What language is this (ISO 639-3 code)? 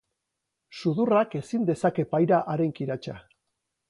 eus